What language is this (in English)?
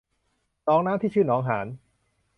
Thai